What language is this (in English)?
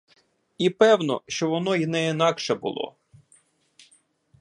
Ukrainian